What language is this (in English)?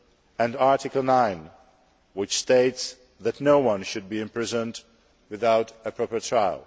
English